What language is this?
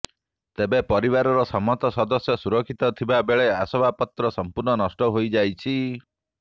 Odia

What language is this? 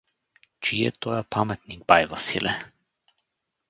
Bulgarian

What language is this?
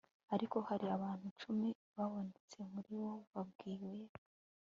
Kinyarwanda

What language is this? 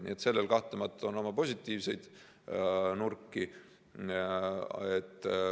Estonian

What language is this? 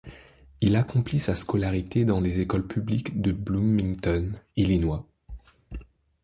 French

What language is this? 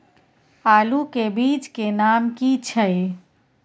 Maithili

